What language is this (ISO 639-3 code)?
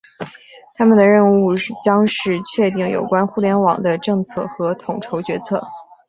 zho